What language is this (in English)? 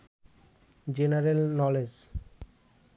Bangla